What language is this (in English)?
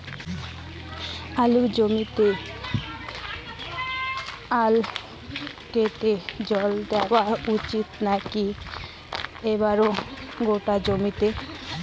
Bangla